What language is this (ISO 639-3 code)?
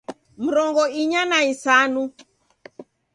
dav